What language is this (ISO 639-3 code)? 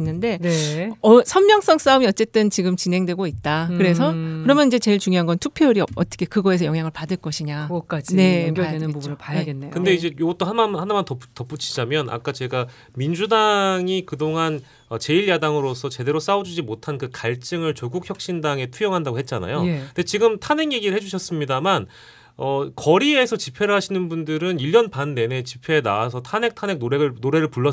kor